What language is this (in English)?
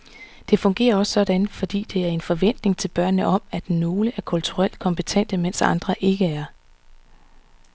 Danish